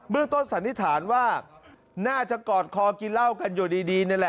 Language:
Thai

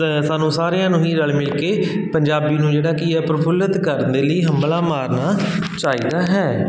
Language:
Punjabi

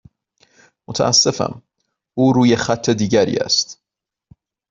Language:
Persian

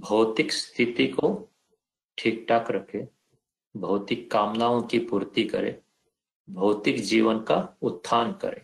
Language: Hindi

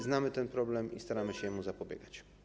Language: Polish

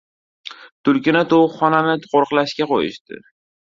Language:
Uzbek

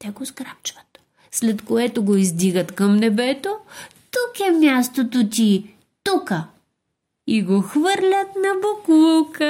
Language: Bulgarian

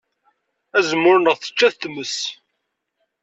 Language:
Kabyle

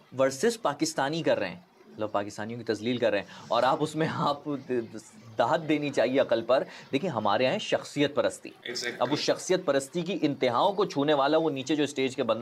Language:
Hindi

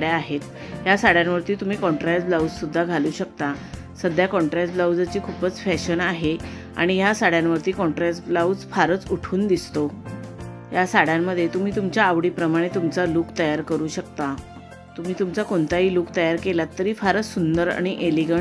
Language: Marathi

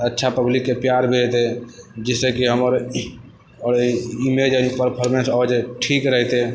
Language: Maithili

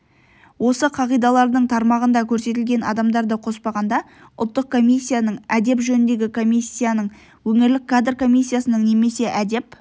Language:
Kazakh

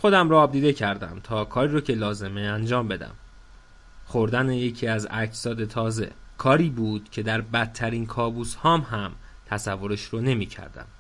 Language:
Persian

